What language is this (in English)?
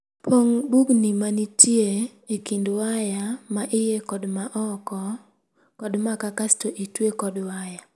Luo (Kenya and Tanzania)